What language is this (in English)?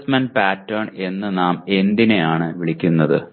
Malayalam